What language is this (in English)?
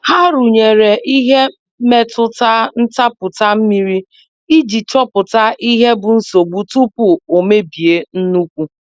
Igbo